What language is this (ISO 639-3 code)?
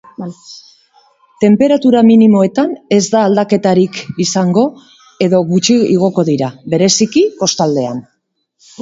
eus